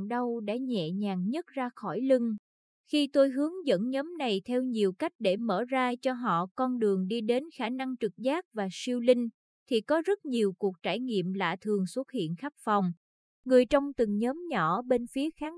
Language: Vietnamese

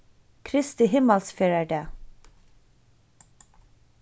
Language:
Faroese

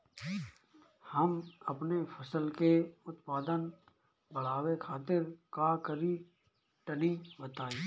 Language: Bhojpuri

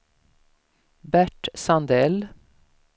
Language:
Swedish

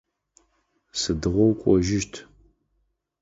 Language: Adyghe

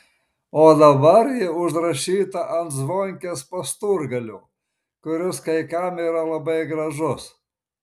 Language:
Lithuanian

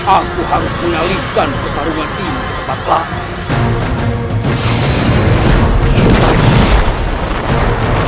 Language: Indonesian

